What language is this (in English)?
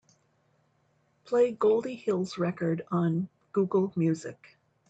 English